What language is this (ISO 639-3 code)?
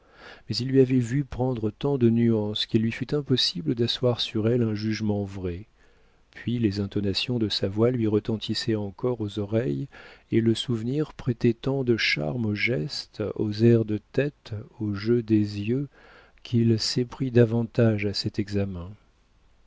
fra